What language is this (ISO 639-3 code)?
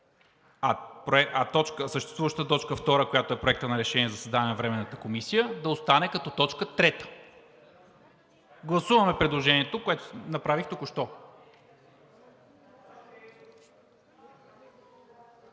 bul